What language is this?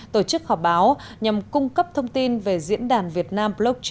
Vietnamese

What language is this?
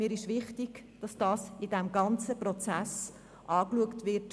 Swiss German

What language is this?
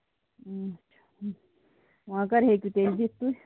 Kashmiri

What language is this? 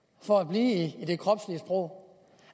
Danish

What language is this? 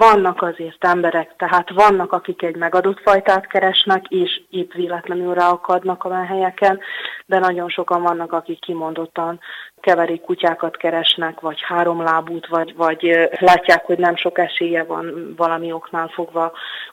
Hungarian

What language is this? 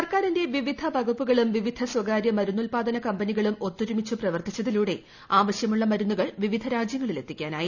Malayalam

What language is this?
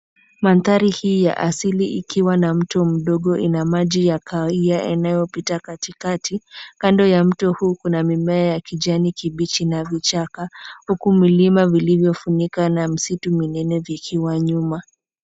Swahili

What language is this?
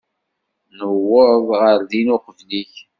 Kabyle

